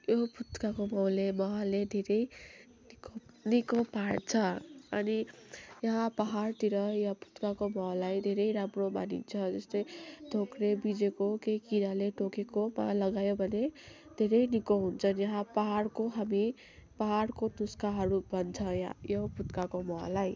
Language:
Nepali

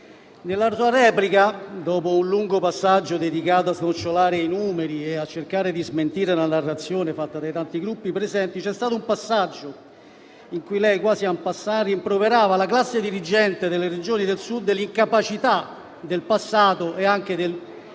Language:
Italian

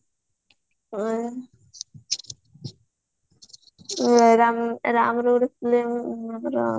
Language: Odia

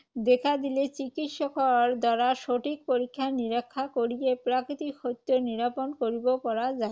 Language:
Assamese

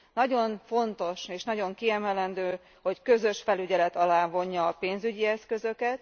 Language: Hungarian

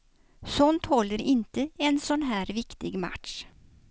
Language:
Swedish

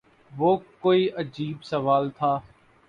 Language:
Urdu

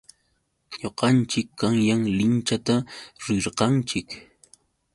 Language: Yauyos Quechua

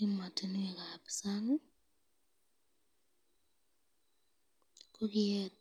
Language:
Kalenjin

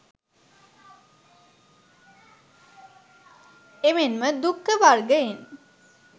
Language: Sinhala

